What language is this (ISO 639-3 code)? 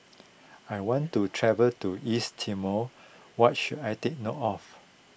eng